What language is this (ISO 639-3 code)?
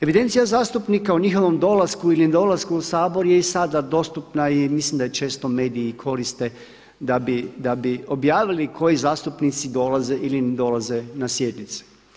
hrv